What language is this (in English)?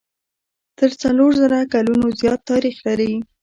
Pashto